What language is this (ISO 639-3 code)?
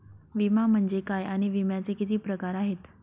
mar